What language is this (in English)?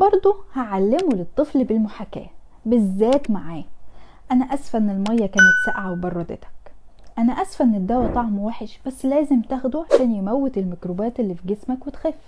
Arabic